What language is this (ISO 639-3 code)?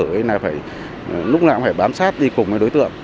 vie